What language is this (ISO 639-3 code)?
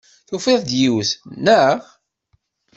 kab